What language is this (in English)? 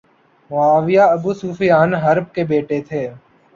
Urdu